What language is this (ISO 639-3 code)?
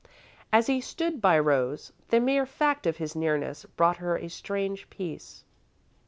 eng